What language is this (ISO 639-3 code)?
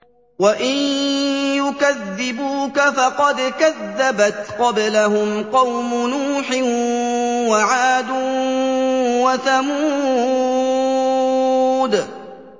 ara